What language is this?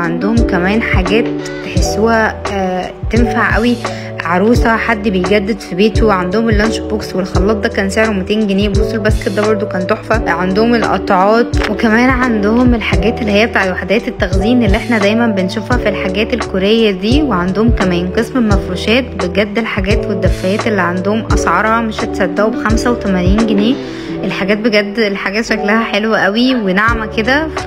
Arabic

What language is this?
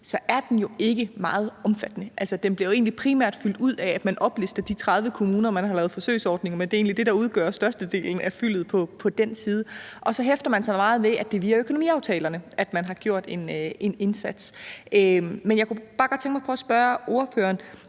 Danish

